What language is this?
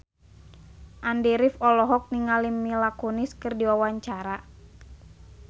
Sundanese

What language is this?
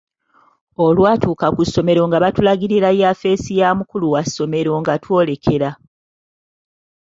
Ganda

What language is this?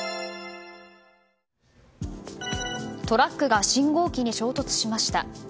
Japanese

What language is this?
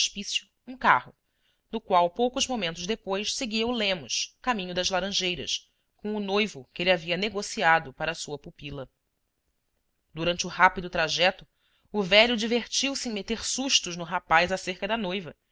Portuguese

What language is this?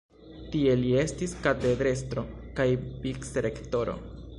Esperanto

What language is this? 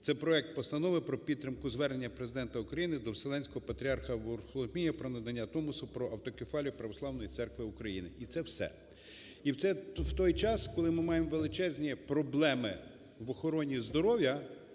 Ukrainian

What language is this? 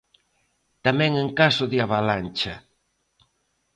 Galician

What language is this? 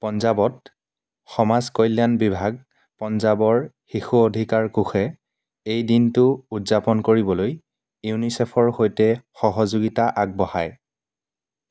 Assamese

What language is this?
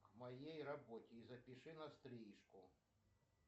Russian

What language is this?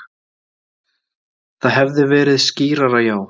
Icelandic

